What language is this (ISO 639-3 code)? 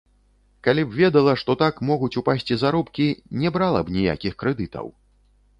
bel